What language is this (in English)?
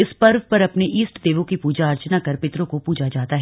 Hindi